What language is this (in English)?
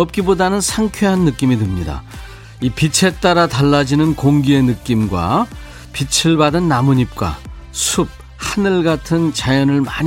Korean